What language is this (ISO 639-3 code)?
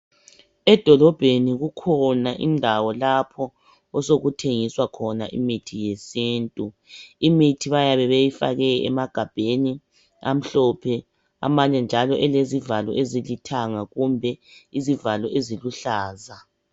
nde